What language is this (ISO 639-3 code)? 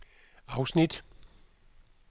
dan